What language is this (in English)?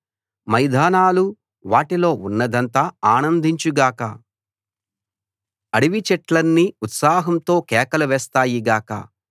Telugu